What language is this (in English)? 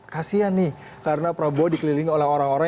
Indonesian